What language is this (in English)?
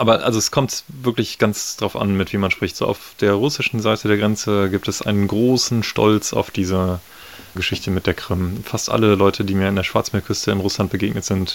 German